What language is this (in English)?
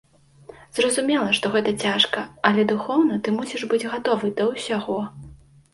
Belarusian